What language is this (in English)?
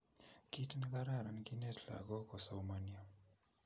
Kalenjin